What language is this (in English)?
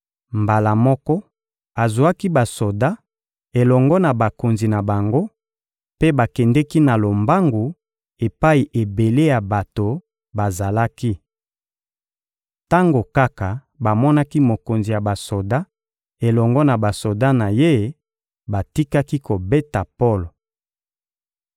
Lingala